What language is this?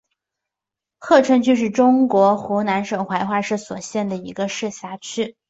Chinese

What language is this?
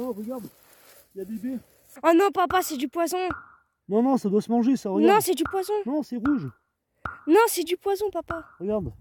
French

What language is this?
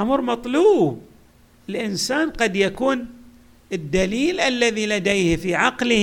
Arabic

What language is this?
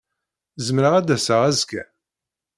Kabyle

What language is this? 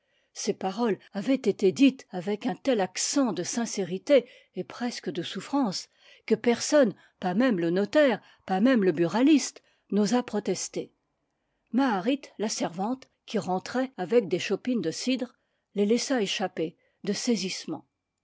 French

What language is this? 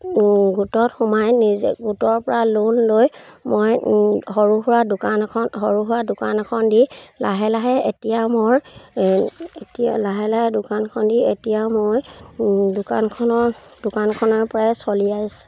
Assamese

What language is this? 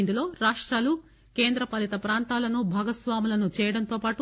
Telugu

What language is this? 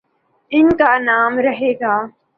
Urdu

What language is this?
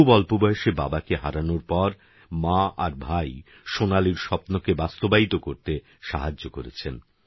Bangla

